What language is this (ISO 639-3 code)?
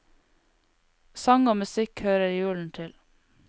nor